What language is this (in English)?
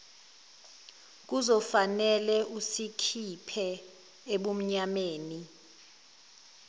Zulu